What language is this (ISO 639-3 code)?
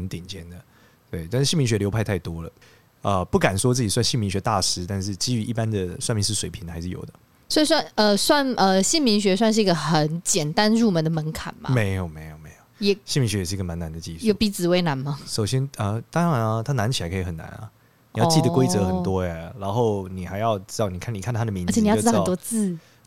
zho